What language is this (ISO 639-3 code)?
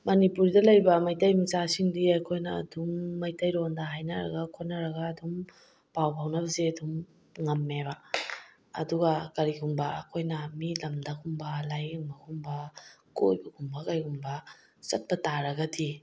mni